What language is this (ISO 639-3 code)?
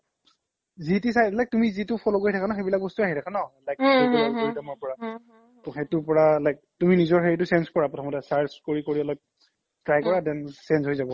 asm